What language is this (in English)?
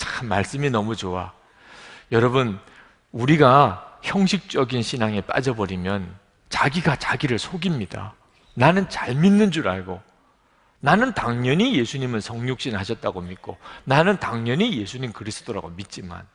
Korean